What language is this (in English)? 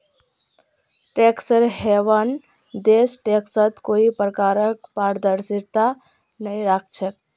Magahi